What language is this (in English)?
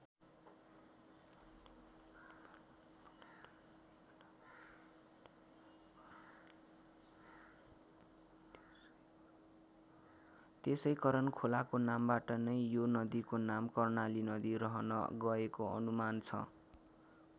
Nepali